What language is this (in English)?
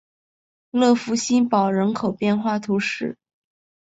Chinese